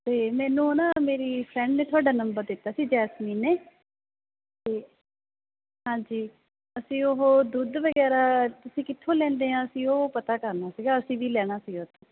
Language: Punjabi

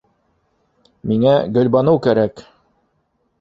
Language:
Bashkir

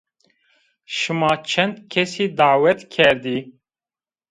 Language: Zaza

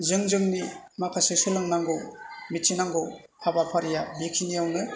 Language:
Bodo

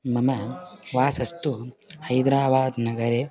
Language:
Sanskrit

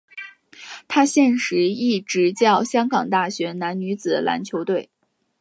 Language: Chinese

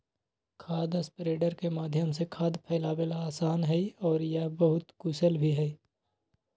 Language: Magahi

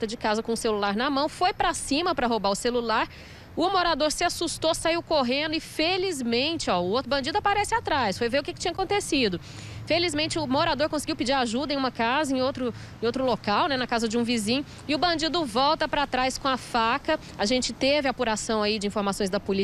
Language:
Portuguese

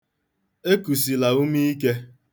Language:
Igbo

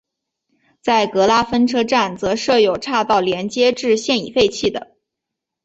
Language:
Chinese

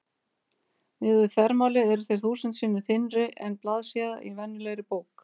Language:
Icelandic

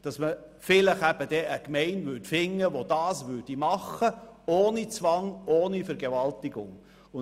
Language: Swiss German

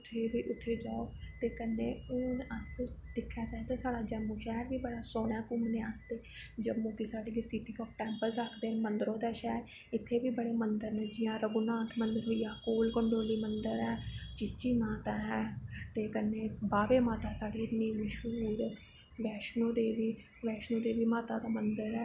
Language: Dogri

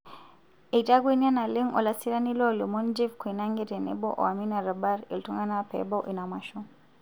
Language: Masai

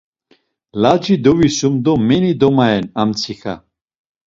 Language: Laz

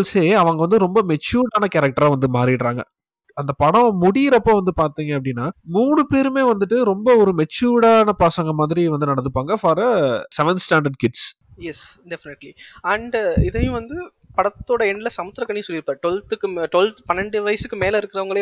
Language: Tamil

